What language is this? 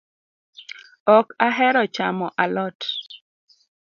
Luo (Kenya and Tanzania)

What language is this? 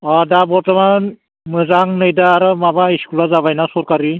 Bodo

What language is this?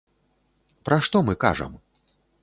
Belarusian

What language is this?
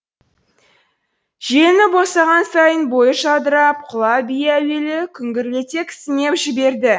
Kazakh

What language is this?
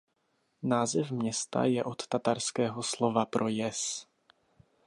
Czech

